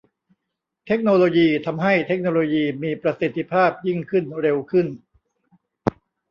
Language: Thai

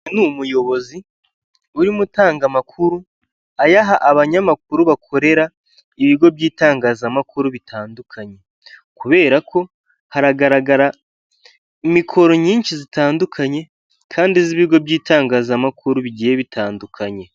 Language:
Kinyarwanda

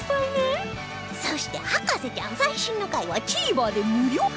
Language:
Japanese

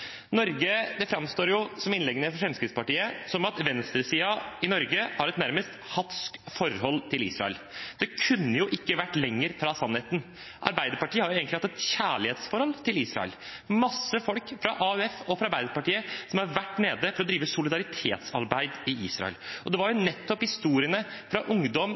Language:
Norwegian Bokmål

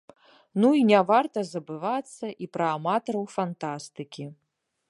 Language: Belarusian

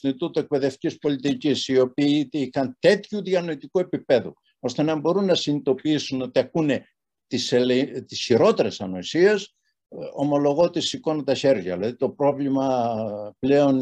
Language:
Greek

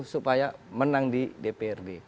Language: Indonesian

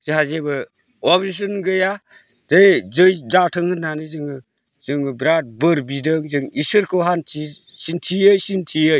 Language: Bodo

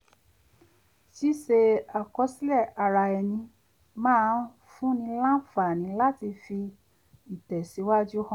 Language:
Yoruba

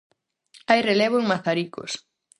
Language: Galician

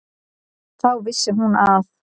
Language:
Icelandic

